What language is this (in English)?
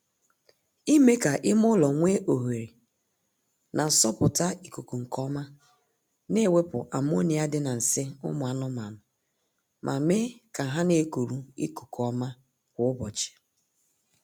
Igbo